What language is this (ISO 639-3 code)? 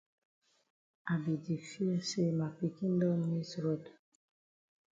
wes